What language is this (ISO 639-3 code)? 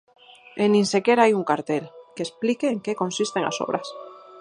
glg